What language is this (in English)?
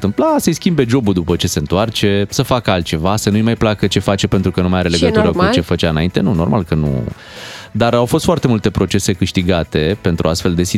Romanian